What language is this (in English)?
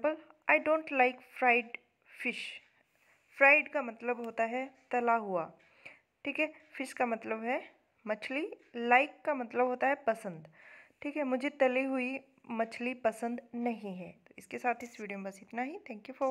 Hindi